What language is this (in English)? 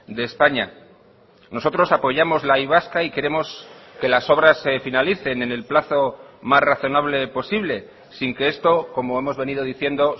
Spanish